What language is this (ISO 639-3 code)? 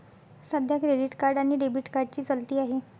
mar